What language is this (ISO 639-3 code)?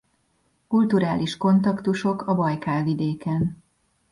hun